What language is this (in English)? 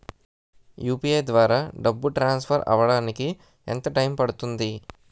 Telugu